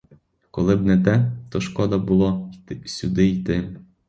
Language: Ukrainian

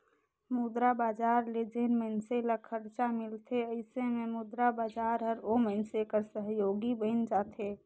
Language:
Chhattisgarhi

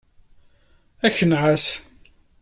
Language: Kabyle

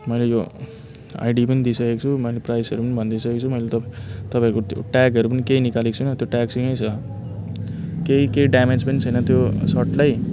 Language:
Nepali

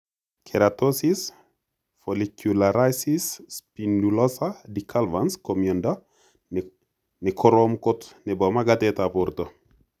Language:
Kalenjin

